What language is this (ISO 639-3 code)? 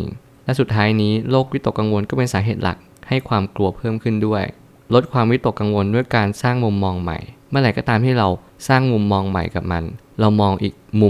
tha